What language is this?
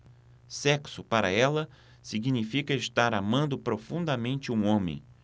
Portuguese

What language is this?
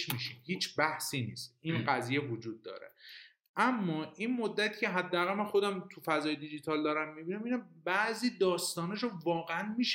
Persian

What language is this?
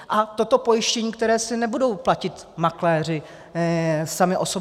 Czech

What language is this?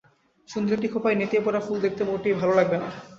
Bangla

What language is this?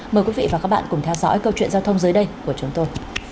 Vietnamese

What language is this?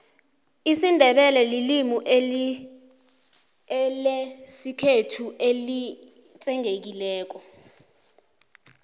South Ndebele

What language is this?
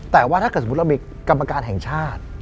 Thai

